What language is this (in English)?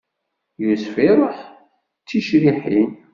Kabyle